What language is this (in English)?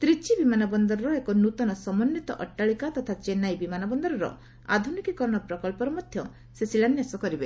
Odia